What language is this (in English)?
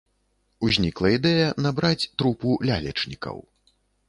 Belarusian